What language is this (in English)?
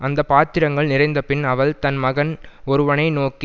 Tamil